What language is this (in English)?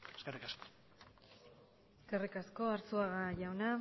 Basque